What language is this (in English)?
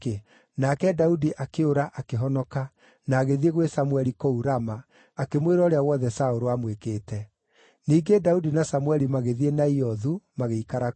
Kikuyu